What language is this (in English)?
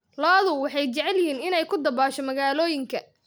Somali